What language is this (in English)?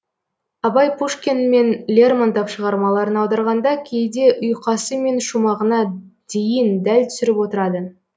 Kazakh